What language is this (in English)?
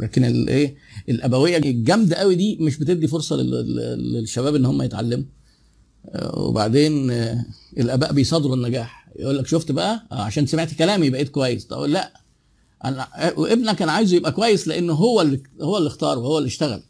Arabic